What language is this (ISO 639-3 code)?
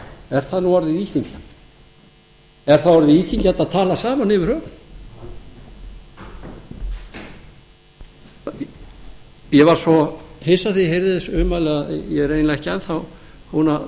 isl